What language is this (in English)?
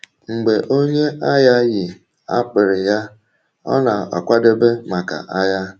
Igbo